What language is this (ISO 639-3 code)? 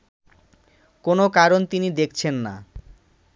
ben